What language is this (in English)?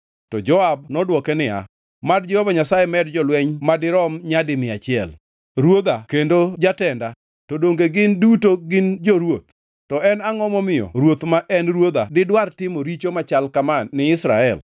Luo (Kenya and Tanzania)